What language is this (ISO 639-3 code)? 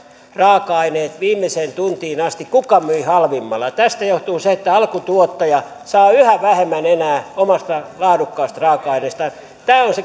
fin